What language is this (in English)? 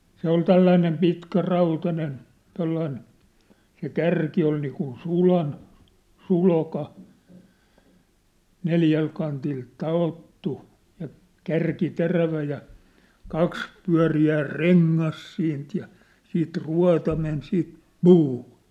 Finnish